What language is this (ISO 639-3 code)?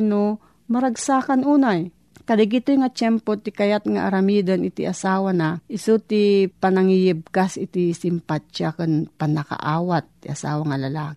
fil